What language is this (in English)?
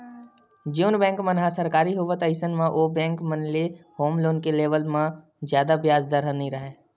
Chhattisgarhi